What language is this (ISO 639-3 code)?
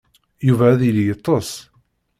kab